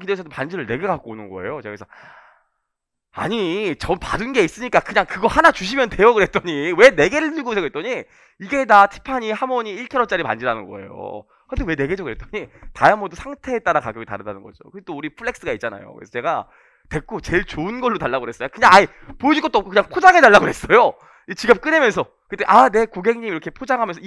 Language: Korean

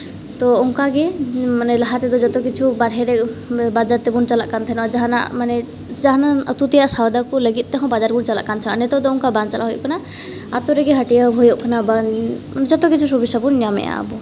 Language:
Santali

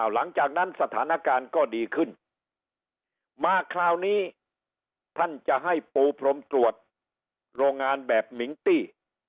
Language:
Thai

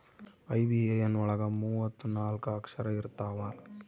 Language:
Kannada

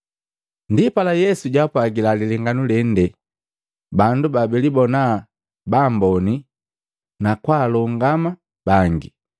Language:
Matengo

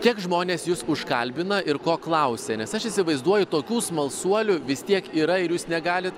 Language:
Lithuanian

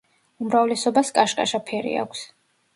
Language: Georgian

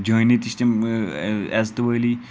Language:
Kashmiri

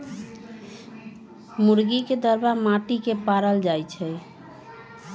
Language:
Magahi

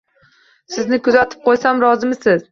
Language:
Uzbek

